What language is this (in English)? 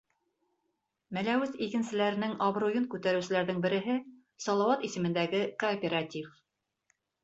Bashkir